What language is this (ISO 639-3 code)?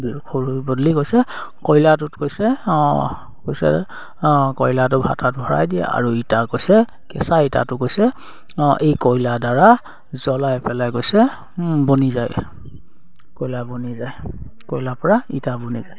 asm